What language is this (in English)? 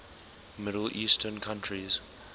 English